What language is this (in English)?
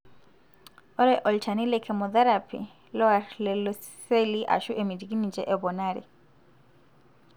Masai